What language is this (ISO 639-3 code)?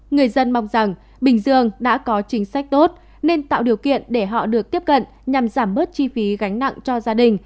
vie